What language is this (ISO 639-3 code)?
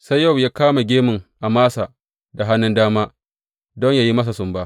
hau